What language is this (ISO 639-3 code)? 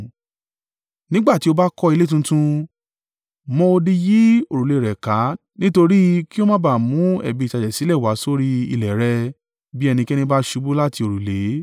yor